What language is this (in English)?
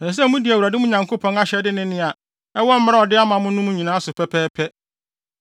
Akan